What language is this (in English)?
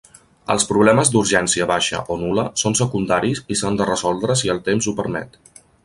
Catalan